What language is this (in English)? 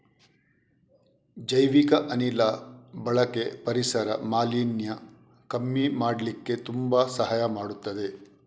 Kannada